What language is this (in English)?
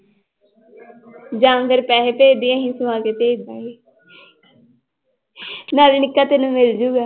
Punjabi